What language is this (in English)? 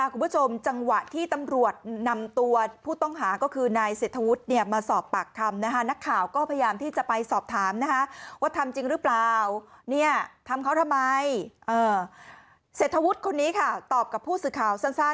Thai